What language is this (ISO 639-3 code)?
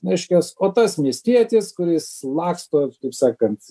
lit